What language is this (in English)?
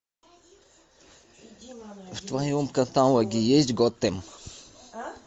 Russian